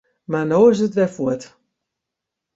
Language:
Western Frisian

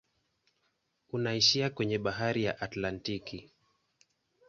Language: Swahili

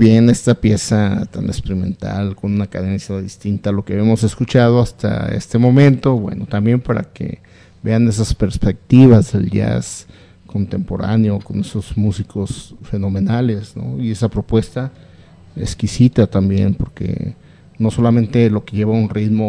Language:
Spanish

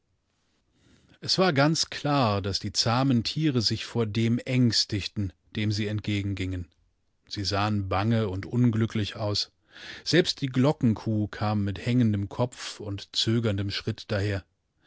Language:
German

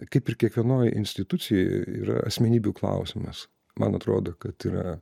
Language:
Lithuanian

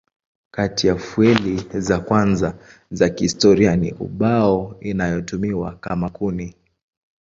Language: Swahili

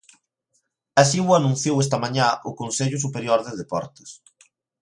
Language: Galician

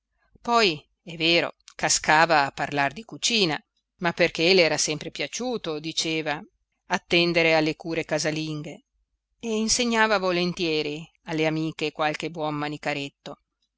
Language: Italian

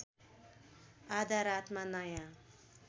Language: Nepali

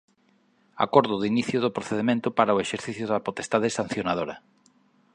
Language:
Galician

